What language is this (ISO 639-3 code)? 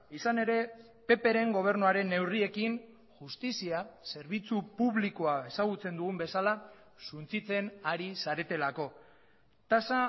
eus